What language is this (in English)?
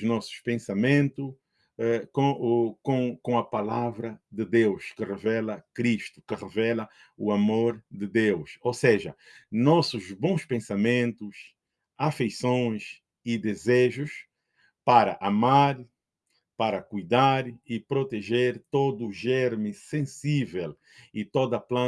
Portuguese